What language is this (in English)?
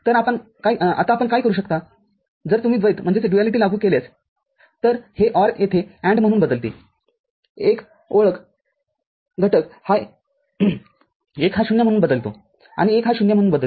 Marathi